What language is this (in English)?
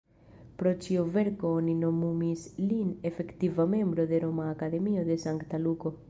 Esperanto